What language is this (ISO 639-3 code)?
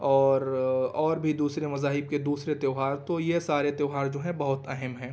urd